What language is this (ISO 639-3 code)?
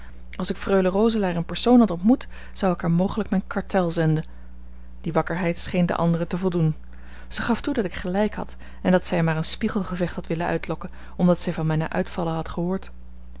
nld